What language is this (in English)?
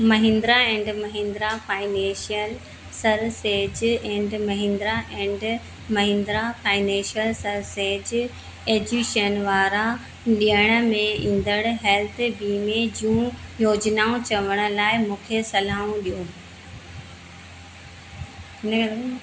Sindhi